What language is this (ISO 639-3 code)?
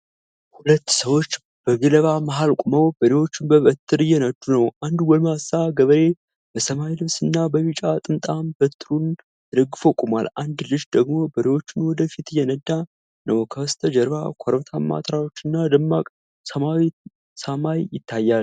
amh